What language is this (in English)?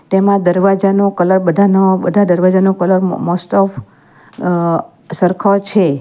Gujarati